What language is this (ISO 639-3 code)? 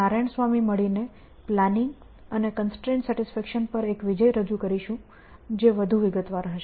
guj